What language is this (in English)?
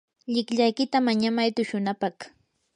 Yanahuanca Pasco Quechua